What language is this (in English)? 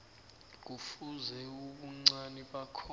South Ndebele